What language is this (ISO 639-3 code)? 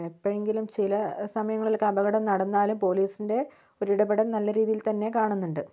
mal